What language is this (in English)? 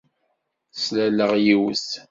Kabyle